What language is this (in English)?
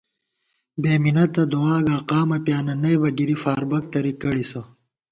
Gawar-Bati